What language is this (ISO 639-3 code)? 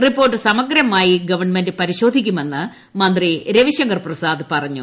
mal